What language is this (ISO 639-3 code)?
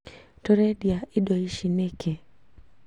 kik